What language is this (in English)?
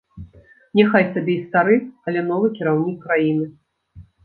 Belarusian